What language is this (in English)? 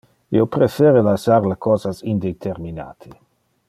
Interlingua